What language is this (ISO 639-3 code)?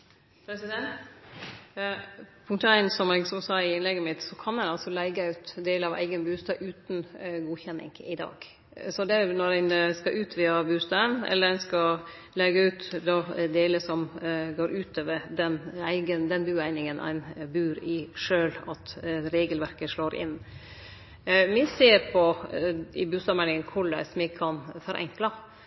nno